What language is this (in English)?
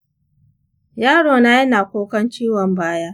Hausa